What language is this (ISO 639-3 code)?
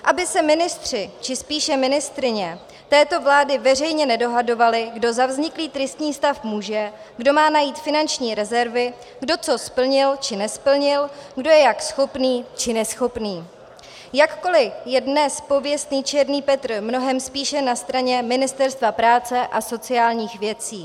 ces